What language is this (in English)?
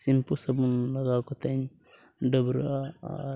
Santali